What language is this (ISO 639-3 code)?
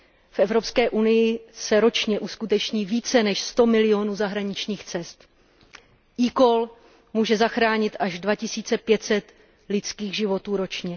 ces